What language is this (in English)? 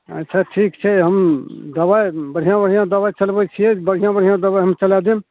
Maithili